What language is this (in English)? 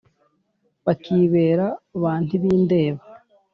Kinyarwanda